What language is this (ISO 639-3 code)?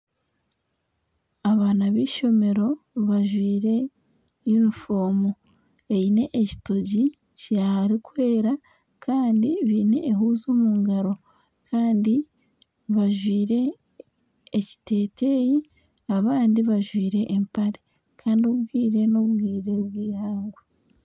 nyn